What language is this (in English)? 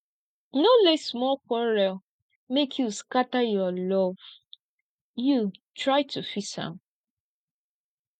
Nigerian Pidgin